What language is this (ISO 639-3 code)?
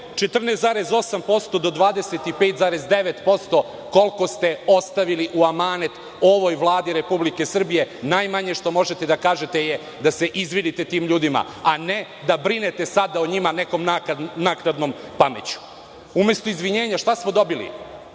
srp